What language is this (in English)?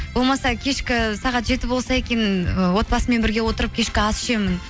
Kazakh